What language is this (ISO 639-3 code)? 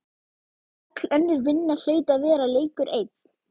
isl